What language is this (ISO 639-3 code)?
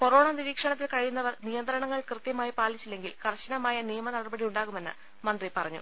mal